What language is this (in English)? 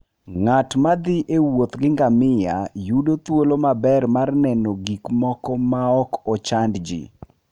Luo (Kenya and Tanzania)